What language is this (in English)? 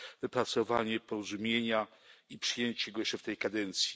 Polish